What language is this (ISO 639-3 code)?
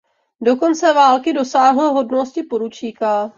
ces